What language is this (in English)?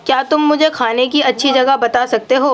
Urdu